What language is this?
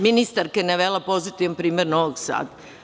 Serbian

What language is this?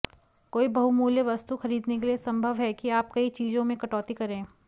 Hindi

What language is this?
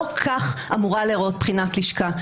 Hebrew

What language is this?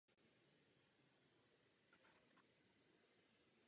Czech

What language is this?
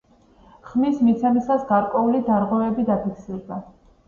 Georgian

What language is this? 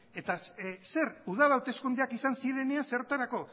Basque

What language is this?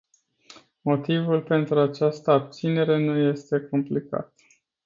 Romanian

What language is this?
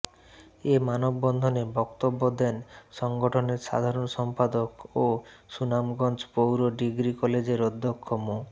Bangla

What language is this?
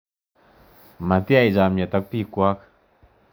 Kalenjin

